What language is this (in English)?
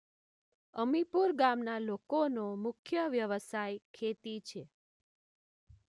Gujarati